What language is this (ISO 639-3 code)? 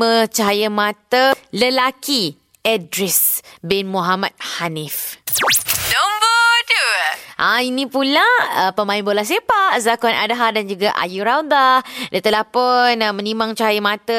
msa